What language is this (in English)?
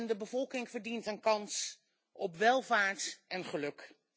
Dutch